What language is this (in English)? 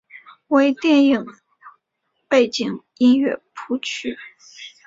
Chinese